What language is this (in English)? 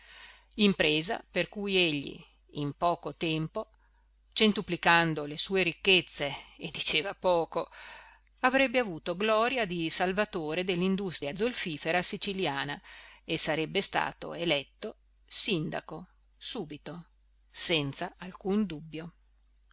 Italian